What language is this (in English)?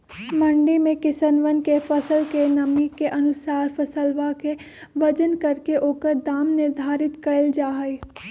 Magahi